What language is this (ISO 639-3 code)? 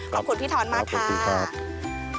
tha